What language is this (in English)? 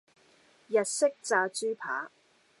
Cantonese